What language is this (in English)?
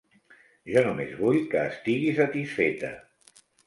Catalan